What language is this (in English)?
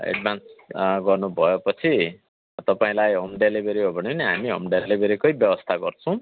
Nepali